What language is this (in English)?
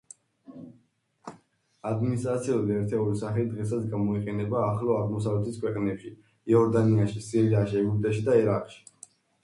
Georgian